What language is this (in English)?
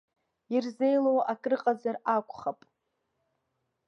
Abkhazian